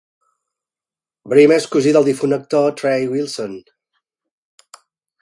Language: Catalan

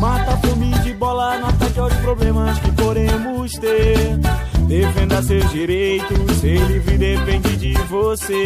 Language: Portuguese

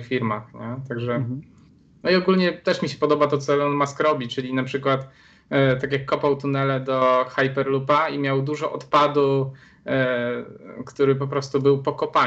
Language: Polish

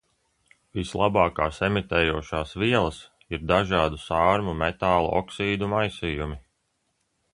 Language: Latvian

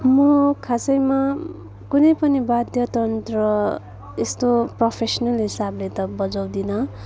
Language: Nepali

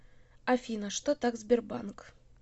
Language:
Russian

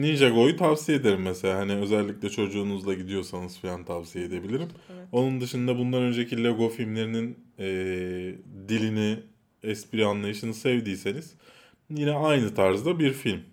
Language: Turkish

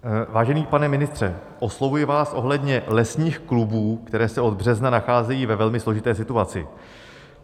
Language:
Czech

